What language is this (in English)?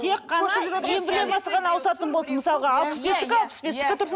Kazakh